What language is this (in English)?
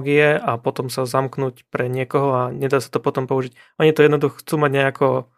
Slovak